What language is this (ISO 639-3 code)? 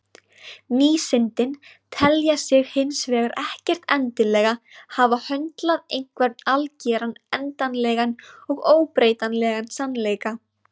isl